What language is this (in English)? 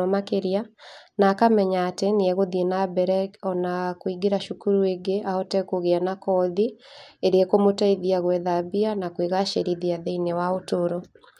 Kikuyu